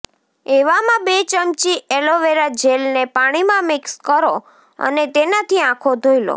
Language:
Gujarati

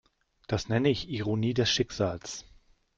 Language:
German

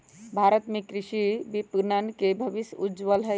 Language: Magahi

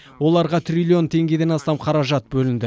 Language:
Kazakh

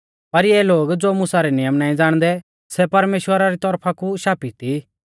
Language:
Mahasu Pahari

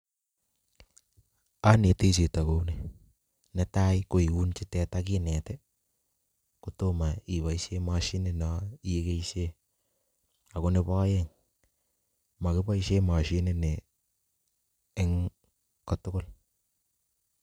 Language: Kalenjin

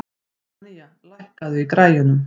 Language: Icelandic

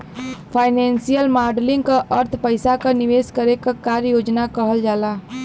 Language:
Bhojpuri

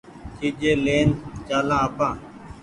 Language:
Goaria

